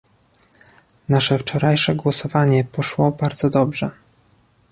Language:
Polish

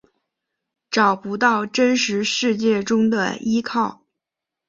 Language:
Chinese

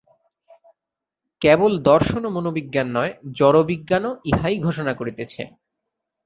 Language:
Bangla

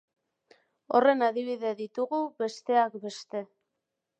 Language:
Basque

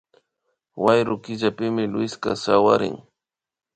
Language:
Imbabura Highland Quichua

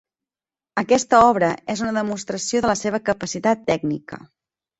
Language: Catalan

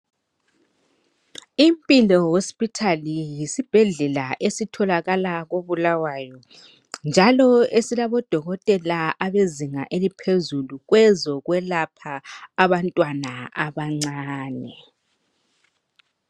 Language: North Ndebele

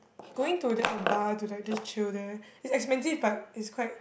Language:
English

